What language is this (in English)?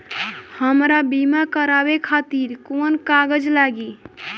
Bhojpuri